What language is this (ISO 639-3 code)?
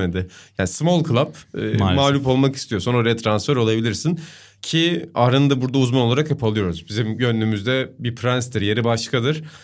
tur